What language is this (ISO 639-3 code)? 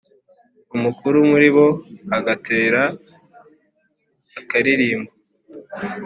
kin